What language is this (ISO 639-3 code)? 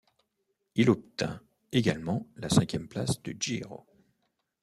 fra